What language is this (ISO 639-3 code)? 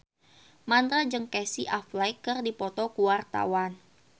sun